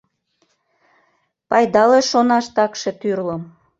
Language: Mari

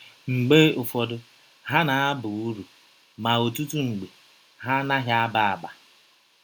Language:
Igbo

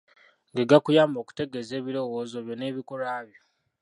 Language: Ganda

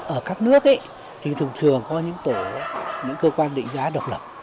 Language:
Vietnamese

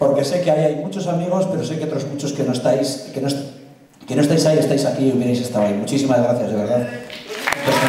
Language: Spanish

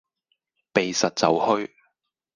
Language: Cantonese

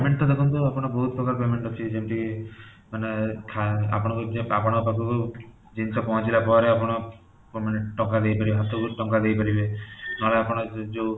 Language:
Odia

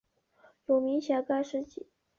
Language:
Chinese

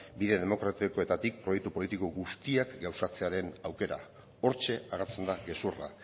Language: Basque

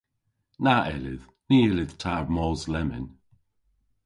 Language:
Cornish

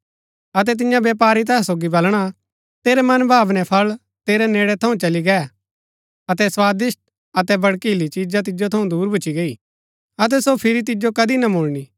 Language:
Gaddi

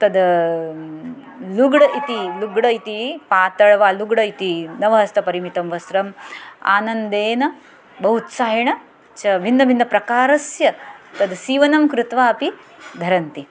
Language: Sanskrit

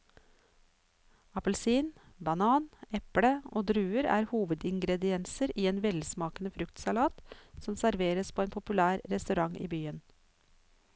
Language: Norwegian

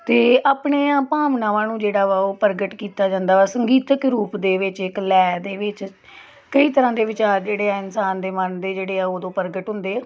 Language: Punjabi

